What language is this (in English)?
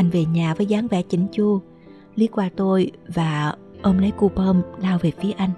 Vietnamese